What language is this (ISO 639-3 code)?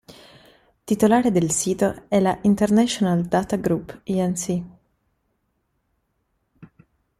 ita